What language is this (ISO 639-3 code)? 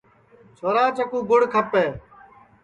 ssi